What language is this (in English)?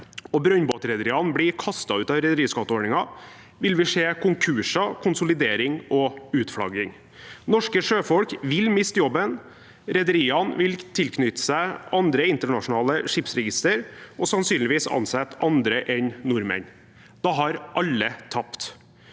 Norwegian